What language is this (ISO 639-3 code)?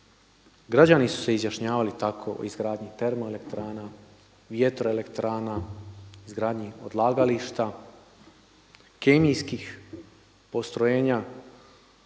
hrv